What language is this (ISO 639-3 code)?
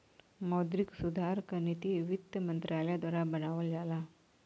bho